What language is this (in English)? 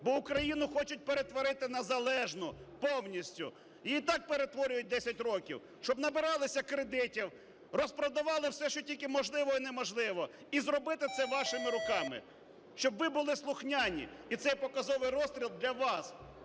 Ukrainian